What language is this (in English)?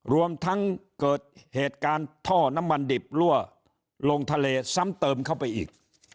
Thai